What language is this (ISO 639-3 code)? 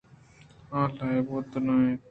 bgp